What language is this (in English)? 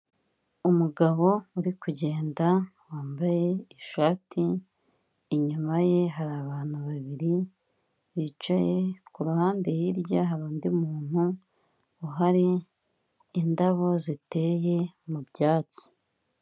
Kinyarwanda